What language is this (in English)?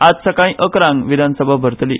Konkani